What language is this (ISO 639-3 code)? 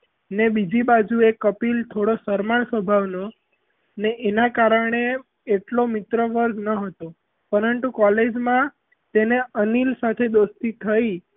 guj